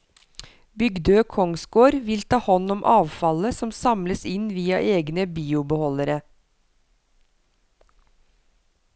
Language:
Norwegian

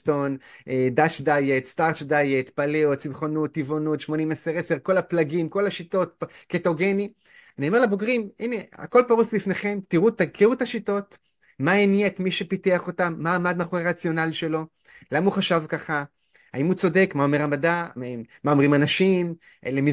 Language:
Hebrew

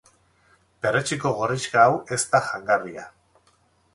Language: Basque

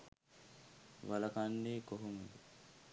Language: Sinhala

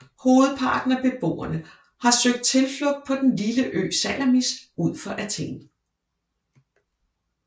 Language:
Danish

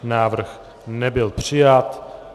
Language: Czech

